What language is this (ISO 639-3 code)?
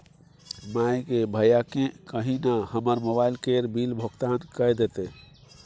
mai